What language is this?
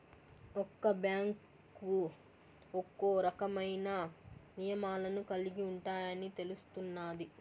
Telugu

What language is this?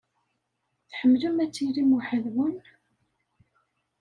Kabyle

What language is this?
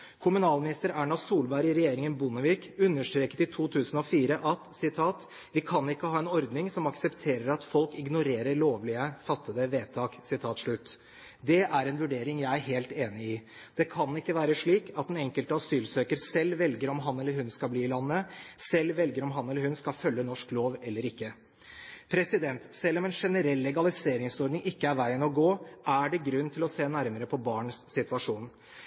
Norwegian Bokmål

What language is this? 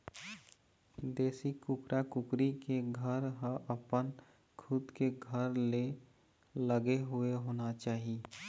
Chhattisgarhi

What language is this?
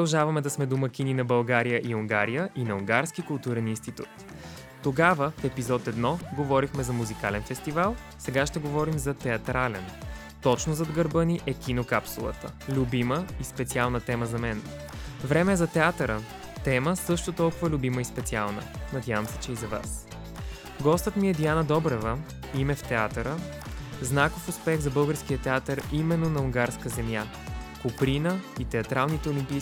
Bulgarian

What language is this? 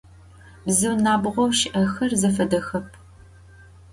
Adyghe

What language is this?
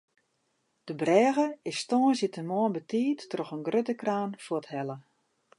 Western Frisian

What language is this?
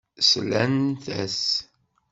Kabyle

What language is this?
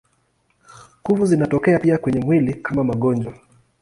Swahili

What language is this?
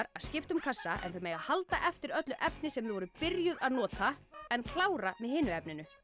Icelandic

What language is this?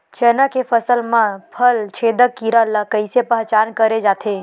Chhattisgarhi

